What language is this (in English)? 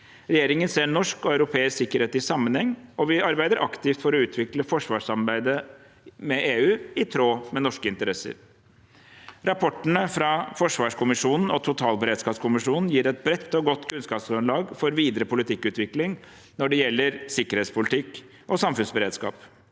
Norwegian